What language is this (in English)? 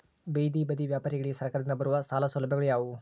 Kannada